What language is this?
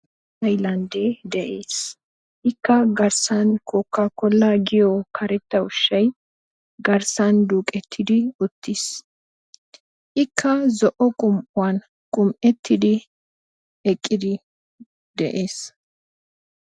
Wolaytta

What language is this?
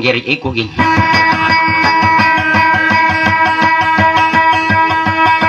Indonesian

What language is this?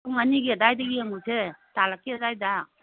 Manipuri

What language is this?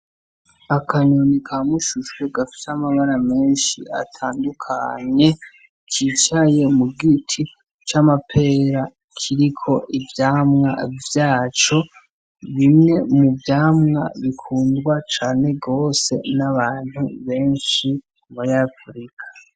Rundi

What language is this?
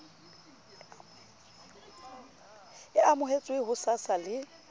Southern Sotho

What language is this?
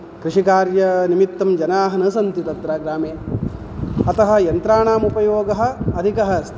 Sanskrit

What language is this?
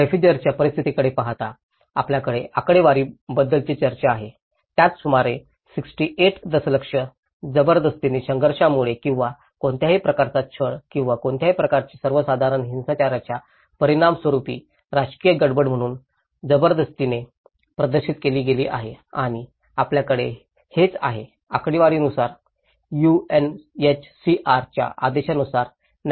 Marathi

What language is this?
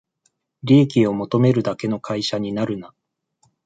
Japanese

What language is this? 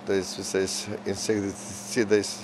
Lithuanian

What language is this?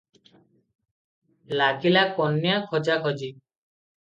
Odia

